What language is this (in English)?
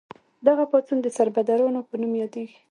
Pashto